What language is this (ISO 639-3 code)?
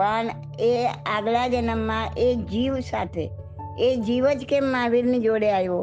guj